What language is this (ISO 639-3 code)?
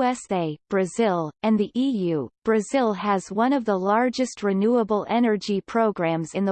eng